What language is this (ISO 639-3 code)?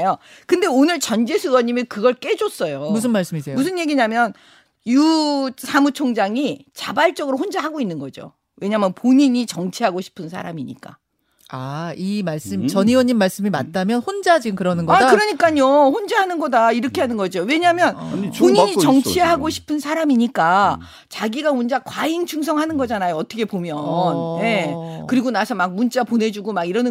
kor